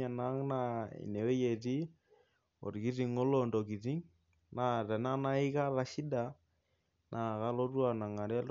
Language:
Masai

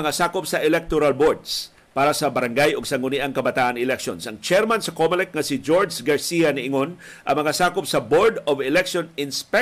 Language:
Filipino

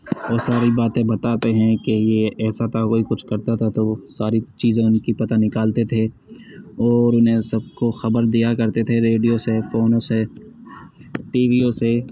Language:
Urdu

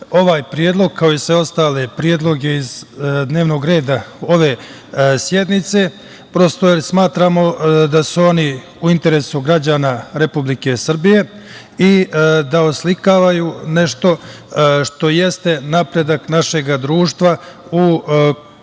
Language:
Serbian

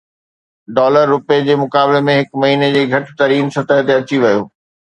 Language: Sindhi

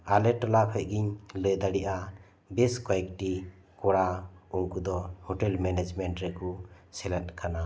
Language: Santali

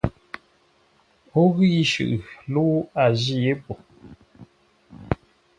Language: Ngombale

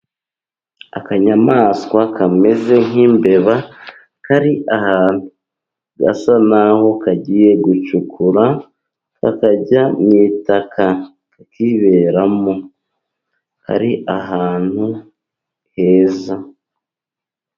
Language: Kinyarwanda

